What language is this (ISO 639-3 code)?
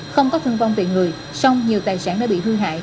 vie